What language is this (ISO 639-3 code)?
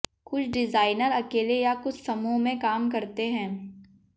hin